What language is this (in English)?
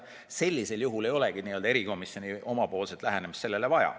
Estonian